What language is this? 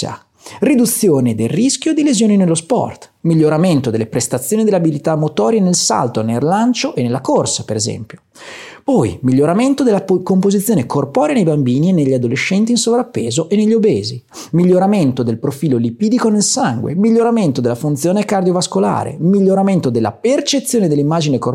Italian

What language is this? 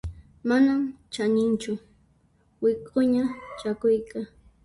Puno Quechua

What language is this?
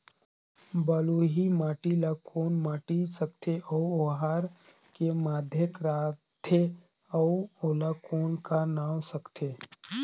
Chhattisgarhi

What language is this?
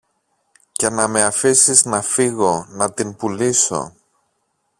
Greek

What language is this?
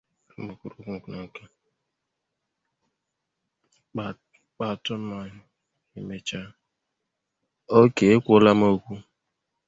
Igbo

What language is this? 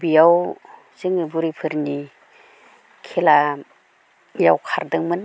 Bodo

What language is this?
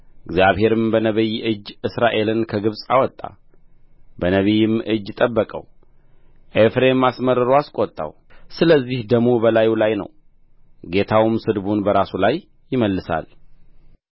Amharic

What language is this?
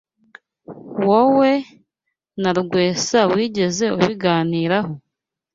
Kinyarwanda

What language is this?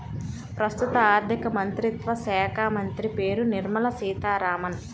Telugu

